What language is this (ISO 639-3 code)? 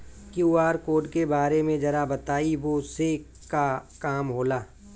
bho